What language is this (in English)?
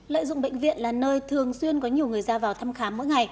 Vietnamese